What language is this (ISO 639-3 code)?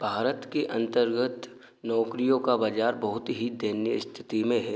hin